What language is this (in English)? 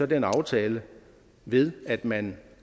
Danish